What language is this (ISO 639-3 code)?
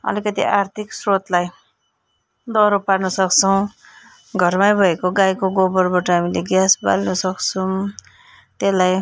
nep